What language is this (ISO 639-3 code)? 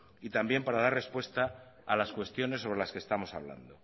spa